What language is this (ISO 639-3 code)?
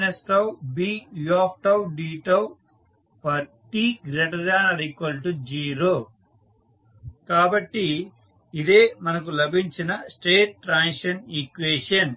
tel